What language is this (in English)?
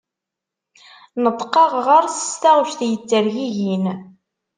Kabyle